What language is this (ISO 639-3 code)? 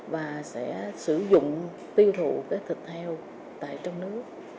vie